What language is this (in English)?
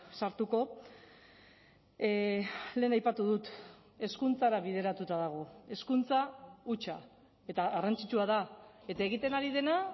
Basque